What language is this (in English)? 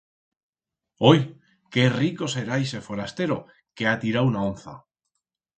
Aragonese